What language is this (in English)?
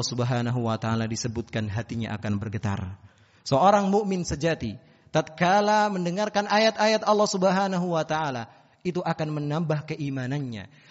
Indonesian